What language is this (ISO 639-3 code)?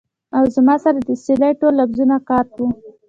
pus